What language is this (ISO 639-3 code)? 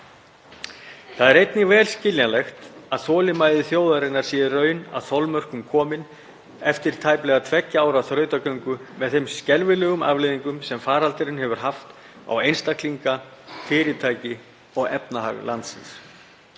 isl